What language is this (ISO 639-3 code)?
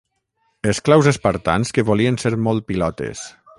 cat